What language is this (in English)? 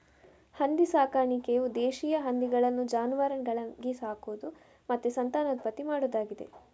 Kannada